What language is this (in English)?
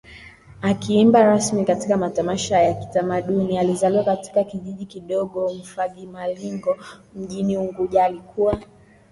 Swahili